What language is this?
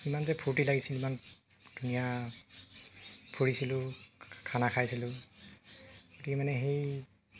Assamese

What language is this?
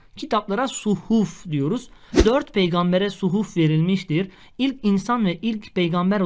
Turkish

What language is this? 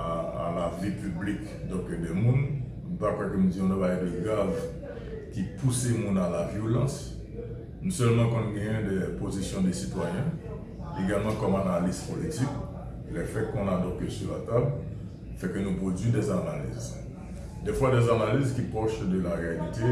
French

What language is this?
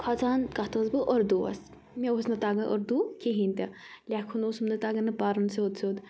Kashmiri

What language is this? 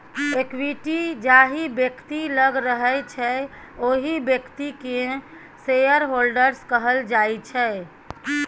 Maithili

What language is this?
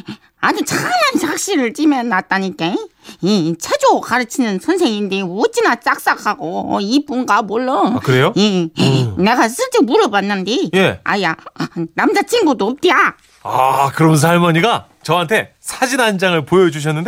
Korean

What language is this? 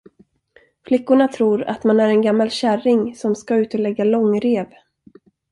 Swedish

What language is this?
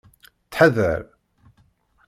Kabyle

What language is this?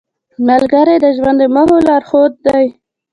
Pashto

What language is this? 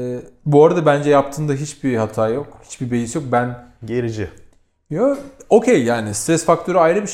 Turkish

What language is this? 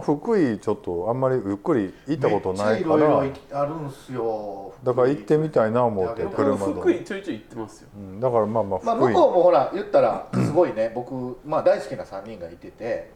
Japanese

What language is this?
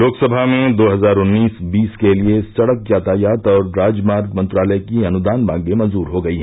Hindi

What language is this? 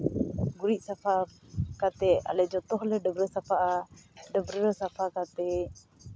Santali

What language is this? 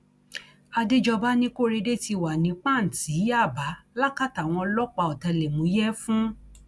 Yoruba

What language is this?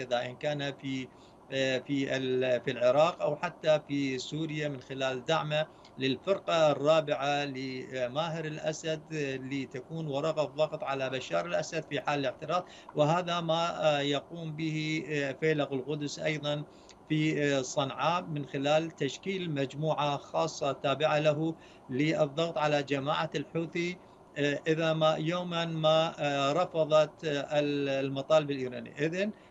Arabic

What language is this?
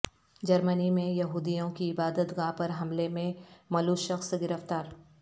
Urdu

